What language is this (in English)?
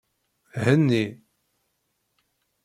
Kabyle